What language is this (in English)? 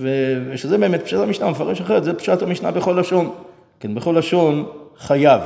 Hebrew